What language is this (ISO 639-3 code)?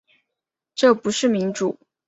zho